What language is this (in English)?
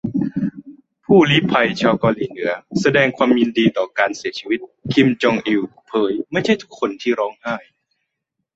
Thai